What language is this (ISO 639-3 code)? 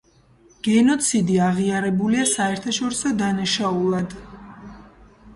kat